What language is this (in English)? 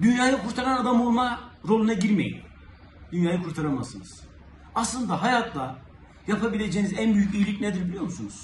Turkish